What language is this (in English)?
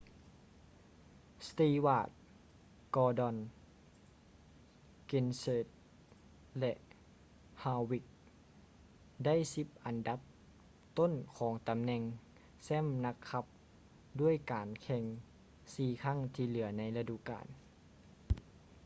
Lao